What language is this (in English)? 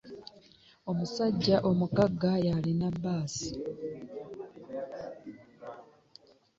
Ganda